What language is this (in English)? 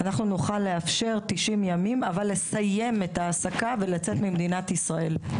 Hebrew